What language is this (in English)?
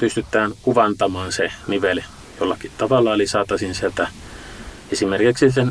Finnish